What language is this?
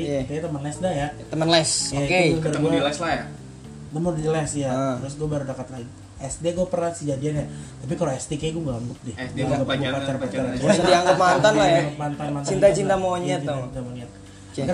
Indonesian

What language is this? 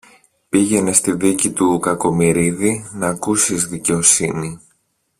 Greek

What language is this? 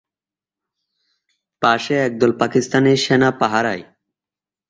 Bangla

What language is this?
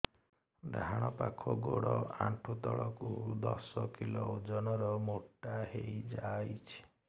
Odia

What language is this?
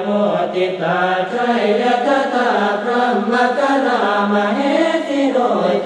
Thai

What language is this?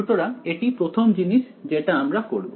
Bangla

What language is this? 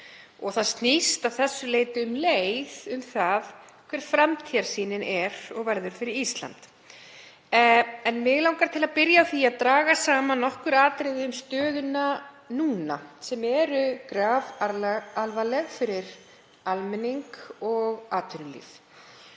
Icelandic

